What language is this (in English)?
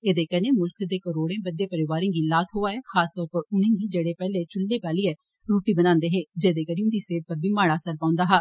Dogri